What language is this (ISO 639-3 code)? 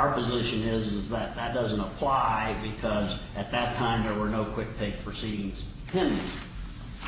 eng